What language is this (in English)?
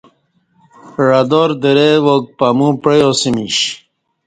Kati